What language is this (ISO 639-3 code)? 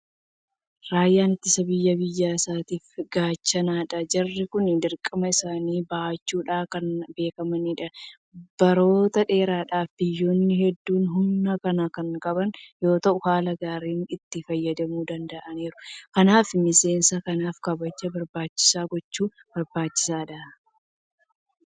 orm